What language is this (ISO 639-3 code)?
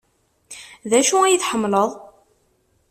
kab